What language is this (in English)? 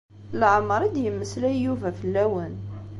Kabyle